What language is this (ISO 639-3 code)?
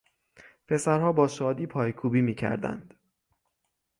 fas